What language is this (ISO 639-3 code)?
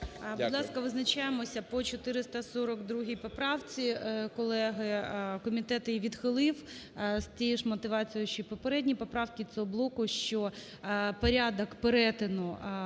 ukr